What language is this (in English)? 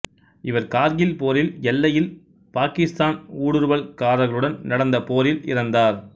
Tamil